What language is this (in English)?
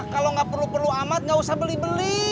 Indonesian